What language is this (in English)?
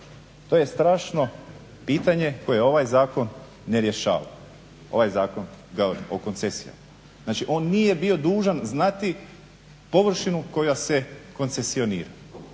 Croatian